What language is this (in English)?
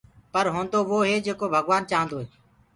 Gurgula